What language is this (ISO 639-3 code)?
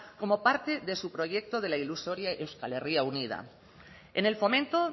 spa